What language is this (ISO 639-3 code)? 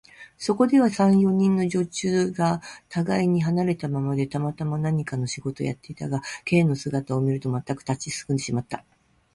jpn